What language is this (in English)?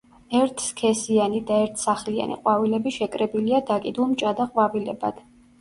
Georgian